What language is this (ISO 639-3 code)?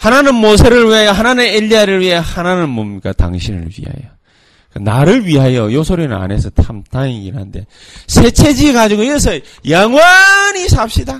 kor